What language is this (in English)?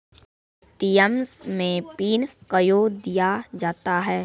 Maithili